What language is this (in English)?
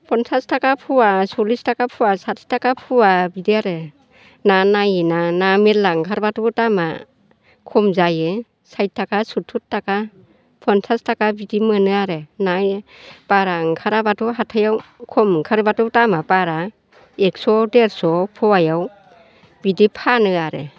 Bodo